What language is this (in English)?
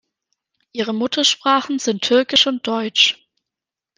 German